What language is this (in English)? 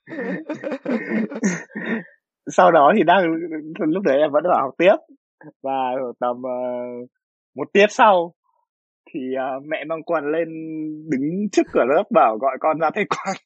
Vietnamese